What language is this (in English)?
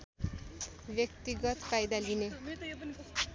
Nepali